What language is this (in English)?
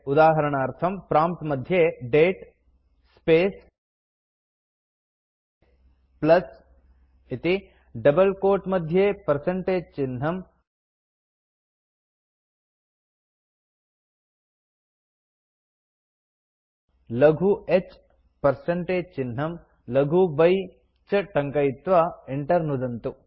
Sanskrit